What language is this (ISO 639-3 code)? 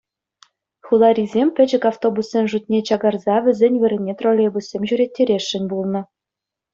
chv